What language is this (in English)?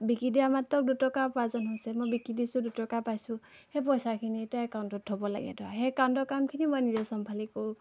Assamese